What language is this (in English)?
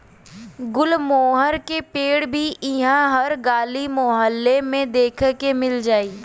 Bhojpuri